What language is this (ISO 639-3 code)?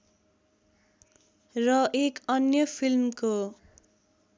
nep